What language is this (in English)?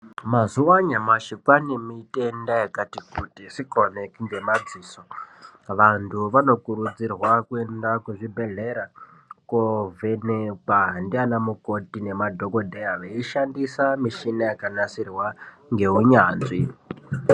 Ndau